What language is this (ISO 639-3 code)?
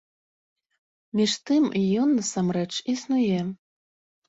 bel